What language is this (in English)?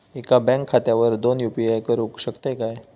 Marathi